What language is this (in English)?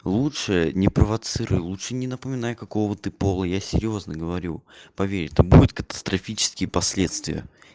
Russian